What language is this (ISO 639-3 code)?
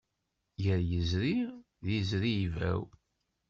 kab